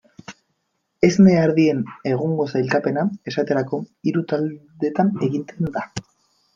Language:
Basque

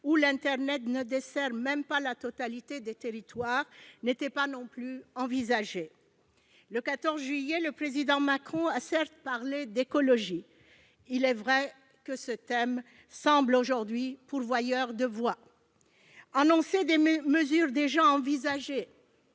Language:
French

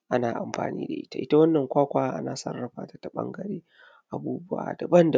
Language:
Hausa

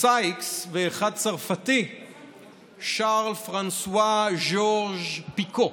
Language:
Hebrew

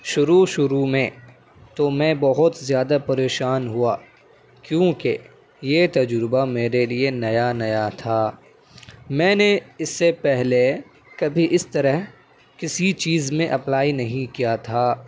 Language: Urdu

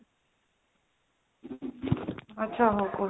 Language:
Odia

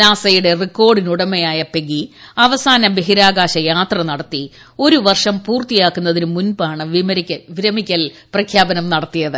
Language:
Malayalam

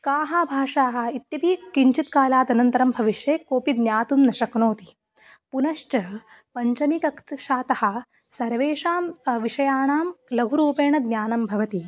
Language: Sanskrit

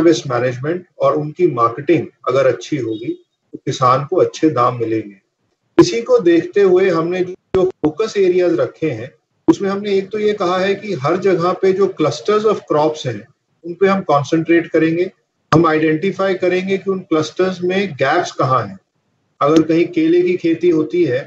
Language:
Hindi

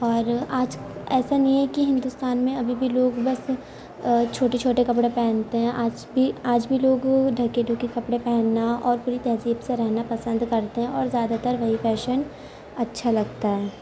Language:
Urdu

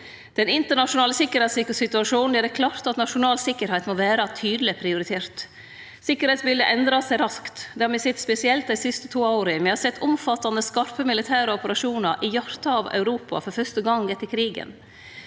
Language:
Norwegian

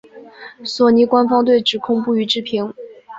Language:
Chinese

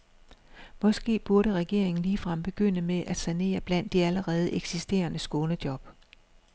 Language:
Danish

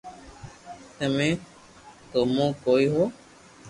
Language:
Loarki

